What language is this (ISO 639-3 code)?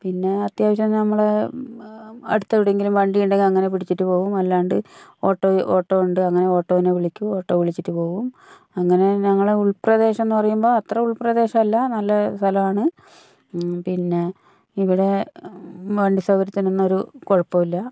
mal